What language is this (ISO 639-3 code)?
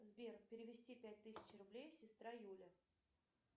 rus